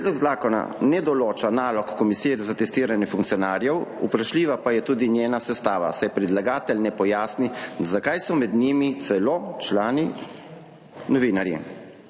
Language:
Slovenian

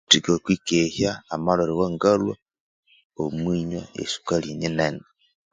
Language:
Konzo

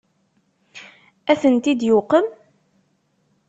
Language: Kabyle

